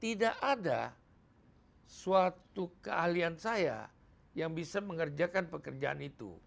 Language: Indonesian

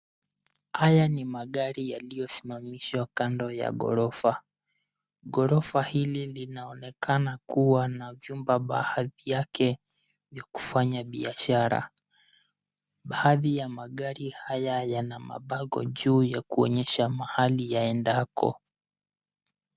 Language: Swahili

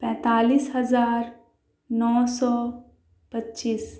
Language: Urdu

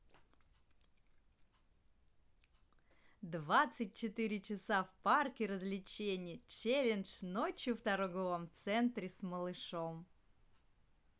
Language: Russian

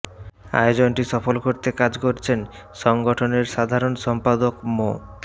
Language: Bangla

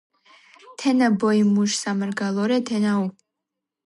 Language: Georgian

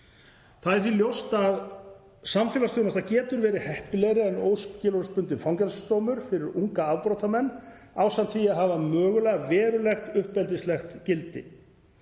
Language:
Icelandic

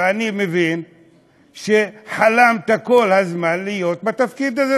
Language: Hebrew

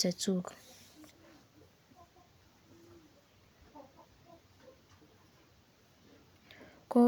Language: Kalenjin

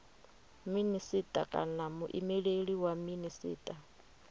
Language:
Venda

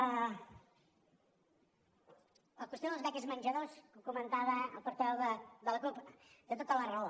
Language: Catalan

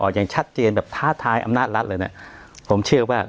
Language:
Thai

